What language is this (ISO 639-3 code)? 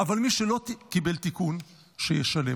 heb